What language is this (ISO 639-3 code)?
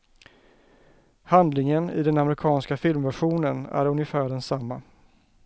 swe